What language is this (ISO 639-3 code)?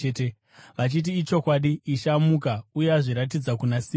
sna